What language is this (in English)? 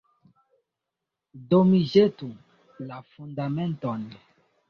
Esperanto